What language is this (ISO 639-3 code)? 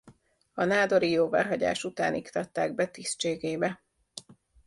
hun